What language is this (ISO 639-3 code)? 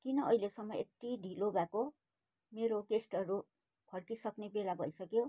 nep